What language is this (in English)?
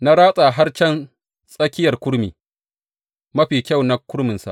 Hausa